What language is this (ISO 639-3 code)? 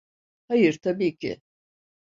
tur